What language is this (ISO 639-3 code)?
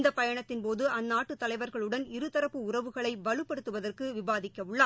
tam